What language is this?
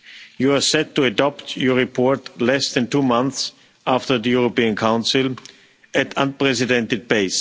English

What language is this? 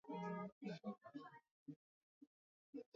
Swahili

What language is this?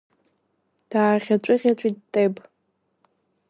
Abkhazian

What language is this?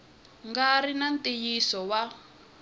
Tsonga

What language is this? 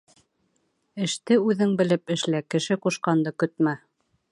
Bashkir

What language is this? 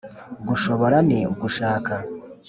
Kinyarwanda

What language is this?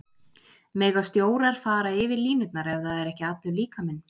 Icelandic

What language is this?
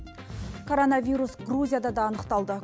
Kazakh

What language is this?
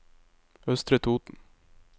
Norwegian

